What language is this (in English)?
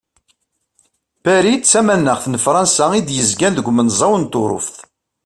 Kabyle